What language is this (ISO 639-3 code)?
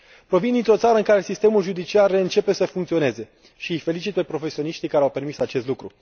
ron